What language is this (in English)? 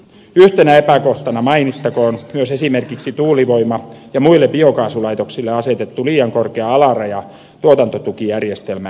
Finnish